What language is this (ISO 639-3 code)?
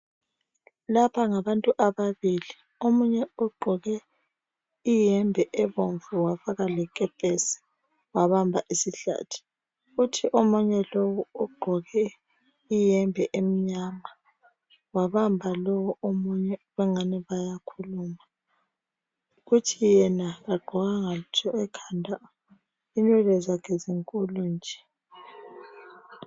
nde